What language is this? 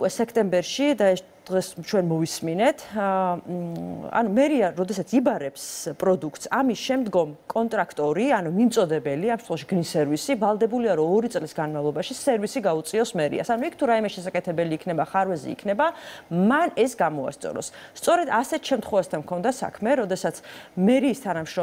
Romanian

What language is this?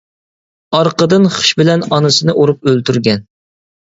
Uyghur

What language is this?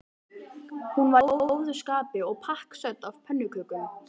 Icelandic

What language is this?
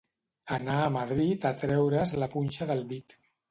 Catalan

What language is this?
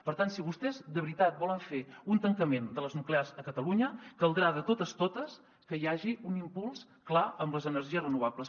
Catalan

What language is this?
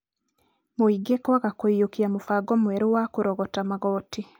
Kikuyu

